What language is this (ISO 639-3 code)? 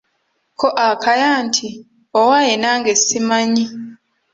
lug